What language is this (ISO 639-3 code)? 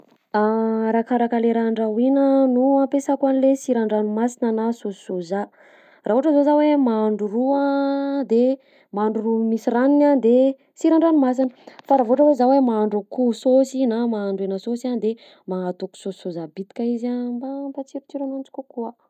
bzc